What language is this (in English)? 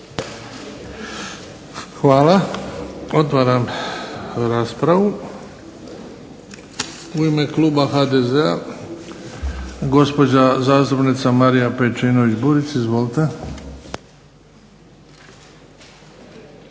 Croatian